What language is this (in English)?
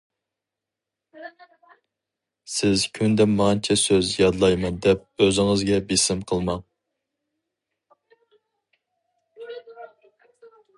Uyghur